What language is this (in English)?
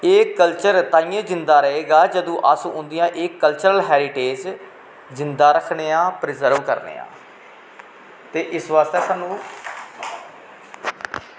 Dogri